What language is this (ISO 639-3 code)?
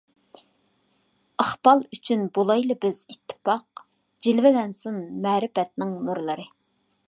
uig